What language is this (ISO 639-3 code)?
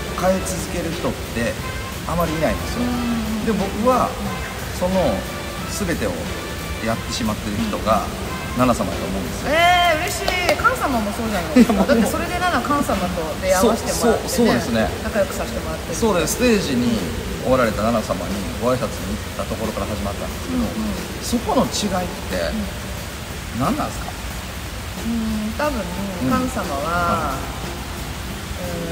jpn